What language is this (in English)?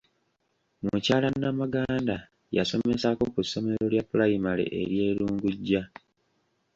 Ganda